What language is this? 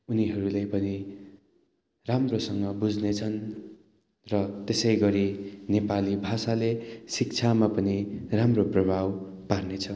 Nepali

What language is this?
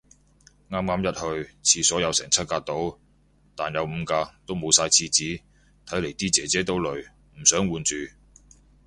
Cantonese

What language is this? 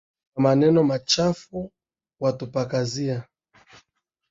Swahili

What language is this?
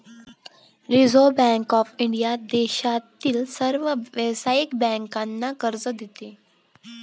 Marathi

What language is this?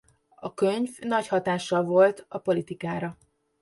Hungarian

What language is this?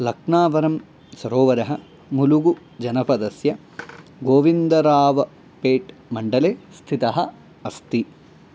Sanskrit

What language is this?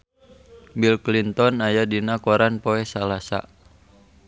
Sundanese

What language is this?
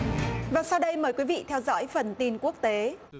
Vietnamese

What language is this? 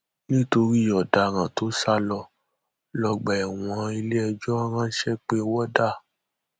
Yoruba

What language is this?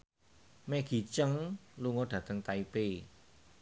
Javanese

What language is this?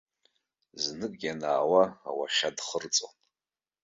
Abkhazian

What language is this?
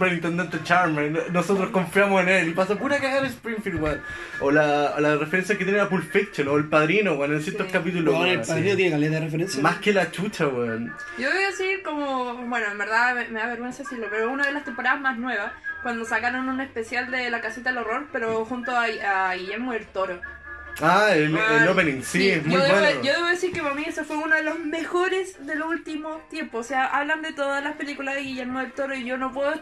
Spanish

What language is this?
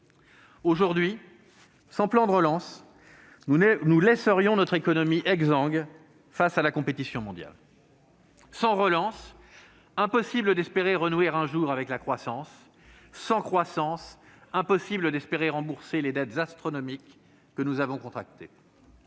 French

